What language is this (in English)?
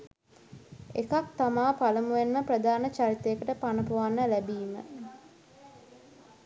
Sinhala